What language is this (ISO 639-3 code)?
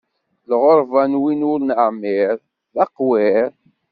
kab